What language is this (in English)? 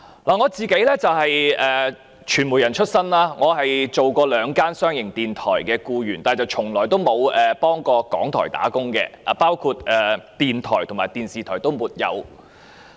Cantonese